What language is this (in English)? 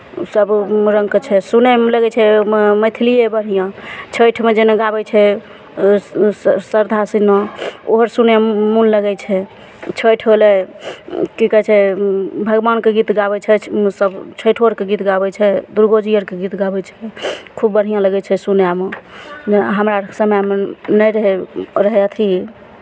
Maithili